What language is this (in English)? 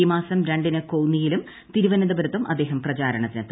Malayalam